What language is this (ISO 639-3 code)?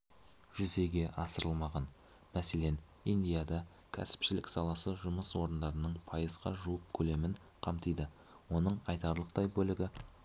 kaz